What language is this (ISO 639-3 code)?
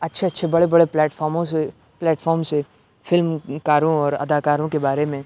urd